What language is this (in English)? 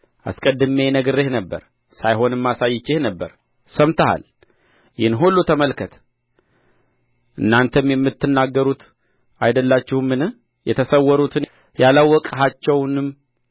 Amharic